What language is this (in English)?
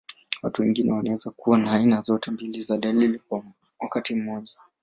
Swahili